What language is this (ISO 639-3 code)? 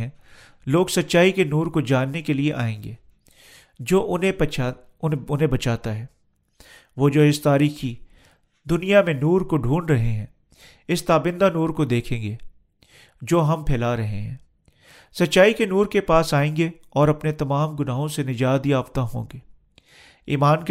urd